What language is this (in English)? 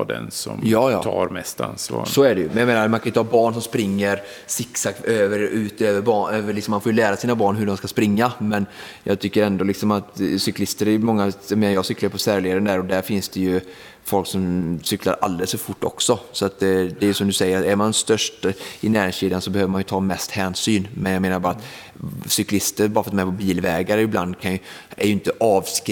Swedish